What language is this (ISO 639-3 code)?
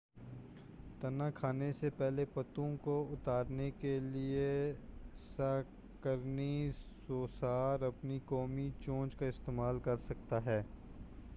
urd